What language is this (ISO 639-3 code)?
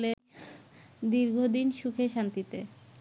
ben